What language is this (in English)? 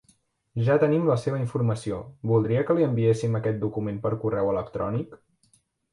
Catalan